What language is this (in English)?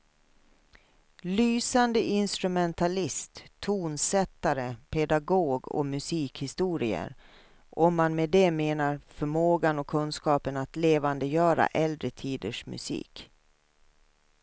Swedish